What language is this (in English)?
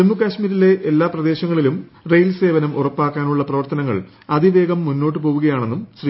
Malayalam